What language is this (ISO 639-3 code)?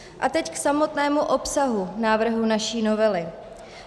ces